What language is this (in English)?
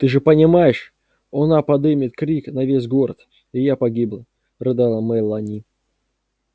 Russian